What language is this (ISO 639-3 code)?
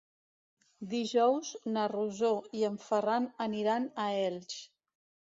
cat